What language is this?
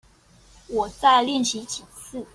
Chinese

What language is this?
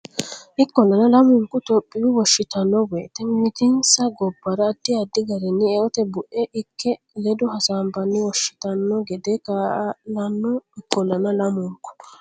Sidamo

